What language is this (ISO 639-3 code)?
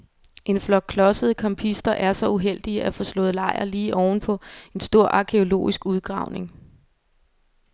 dan